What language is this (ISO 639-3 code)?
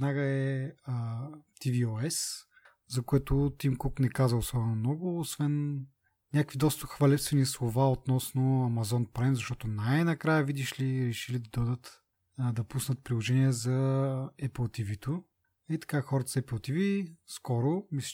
bul